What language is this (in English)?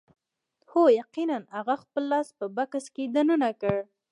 Pashto